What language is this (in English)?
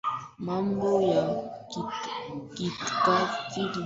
Swahili